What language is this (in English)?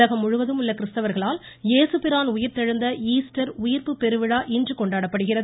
Tamil